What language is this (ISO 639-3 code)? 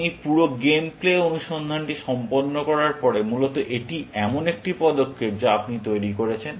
ben